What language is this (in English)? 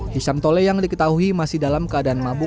Indonesian